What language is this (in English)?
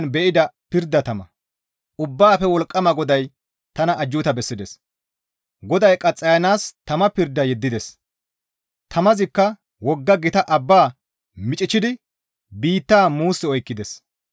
Gamo